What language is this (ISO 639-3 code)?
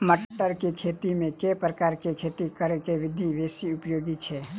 mai